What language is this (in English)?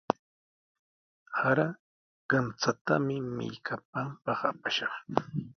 Sihuas Ancash Quechua